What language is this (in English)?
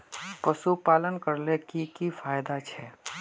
Magahi